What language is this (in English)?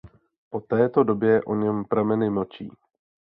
Czech